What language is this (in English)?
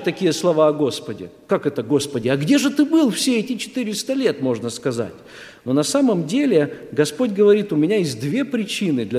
Russian